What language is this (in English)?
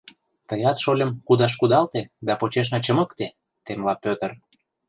Mari